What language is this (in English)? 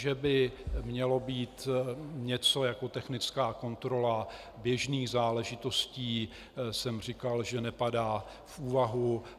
Czech